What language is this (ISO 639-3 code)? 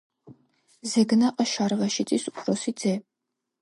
kat